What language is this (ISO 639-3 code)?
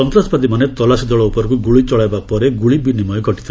ori